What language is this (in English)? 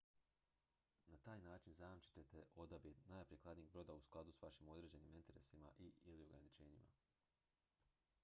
Croatian